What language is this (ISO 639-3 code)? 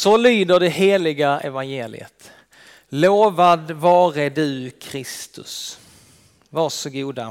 swe